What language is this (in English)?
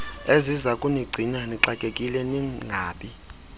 Xhosa